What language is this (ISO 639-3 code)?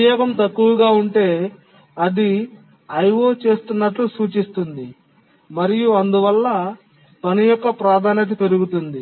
tel